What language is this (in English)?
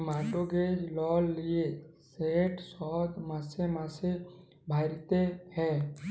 Bangla